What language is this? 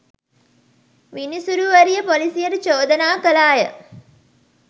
Sinhala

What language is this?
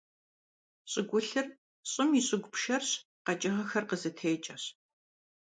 Kabardian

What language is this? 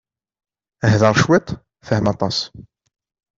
Kabyle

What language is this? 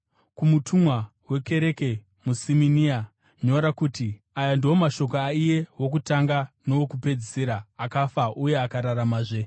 Shona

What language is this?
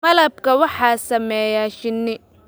Somali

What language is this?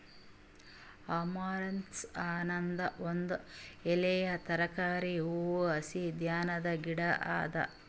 Kannada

